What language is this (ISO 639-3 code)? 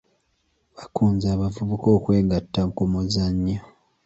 lug